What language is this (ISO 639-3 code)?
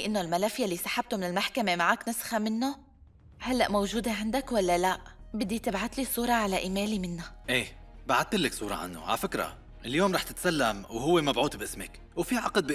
ara